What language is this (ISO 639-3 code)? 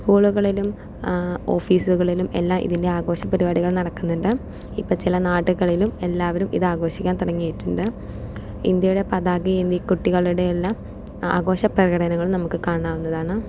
mal